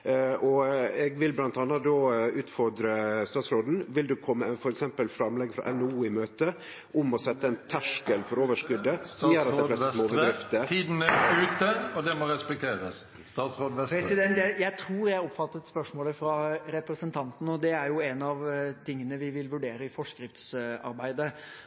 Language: Norwegian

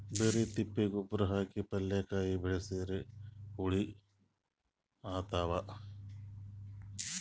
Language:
Kannada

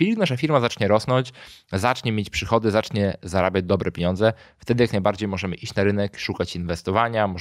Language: Polish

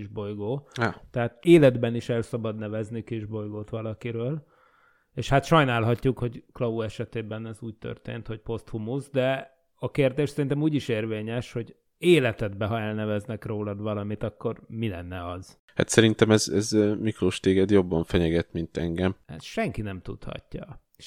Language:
Hungarian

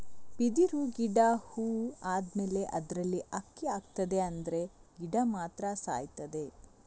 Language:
Kannada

